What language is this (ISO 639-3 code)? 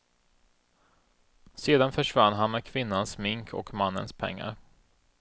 swe